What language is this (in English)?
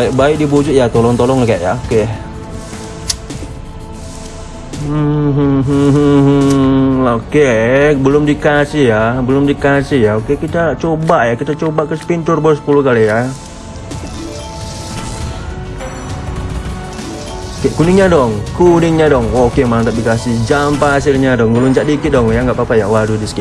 Indonesian